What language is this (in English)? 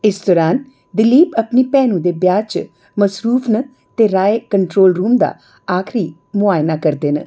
Dogri